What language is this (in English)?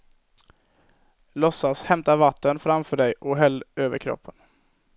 Swedish